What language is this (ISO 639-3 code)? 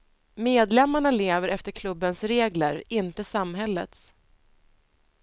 swe